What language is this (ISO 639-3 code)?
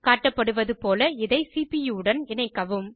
tam